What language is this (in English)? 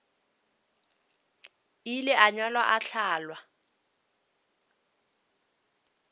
Northern Sotho